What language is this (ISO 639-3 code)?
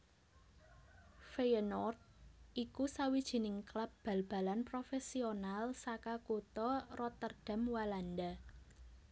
jav